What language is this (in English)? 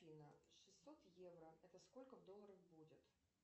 Russian